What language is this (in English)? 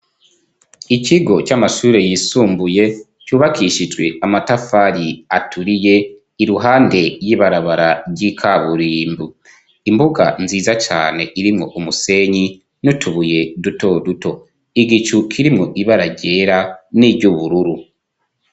Rundi